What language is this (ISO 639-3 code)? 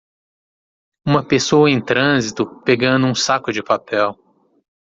por